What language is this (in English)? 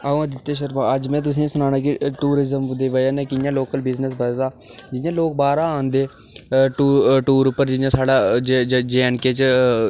Dogri